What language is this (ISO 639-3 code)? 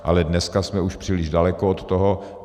ces